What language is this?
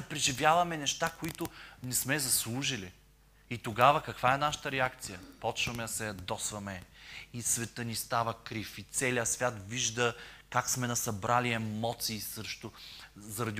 Bulgarian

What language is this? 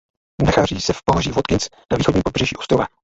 Czech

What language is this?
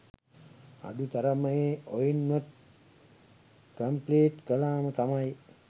Sinhala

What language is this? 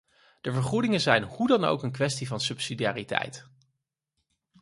Dutch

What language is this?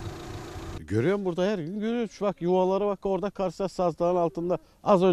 Turkish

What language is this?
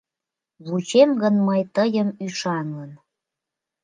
Mari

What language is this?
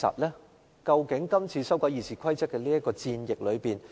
Cantonese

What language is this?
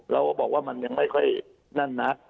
Thai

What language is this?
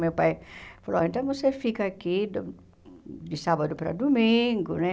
Portuguese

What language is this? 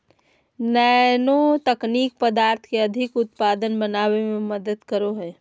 Magahi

